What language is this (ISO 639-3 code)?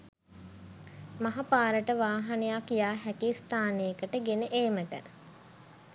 sin